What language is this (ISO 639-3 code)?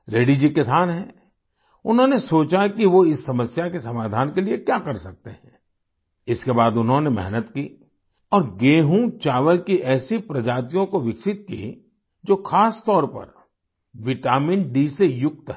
hin